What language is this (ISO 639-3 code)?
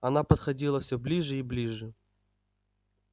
rus